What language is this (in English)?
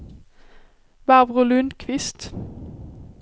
Swedish